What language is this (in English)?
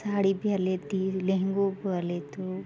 Sindhi